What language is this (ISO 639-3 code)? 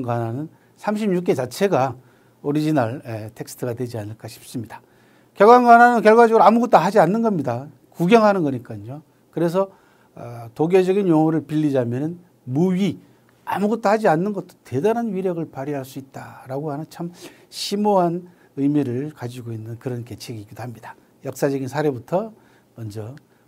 kor